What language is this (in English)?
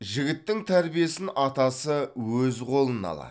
Kazakh